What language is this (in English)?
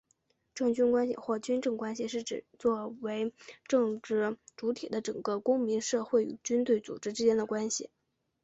Chinese